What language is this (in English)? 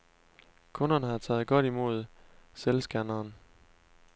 Danish